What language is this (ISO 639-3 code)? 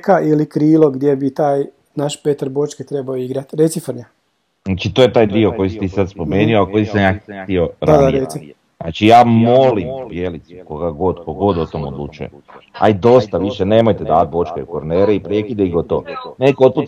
hrv